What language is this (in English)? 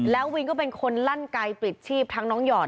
Thai